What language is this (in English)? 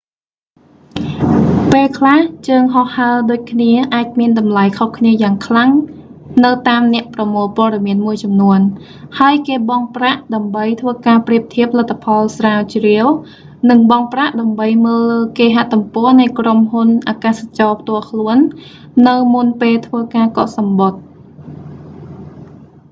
Khmer